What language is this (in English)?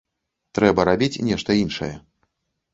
Belarusian